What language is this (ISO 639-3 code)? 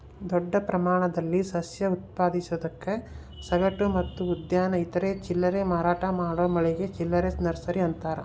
kan